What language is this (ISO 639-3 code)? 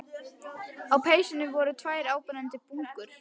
isl